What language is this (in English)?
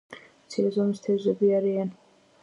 Georgian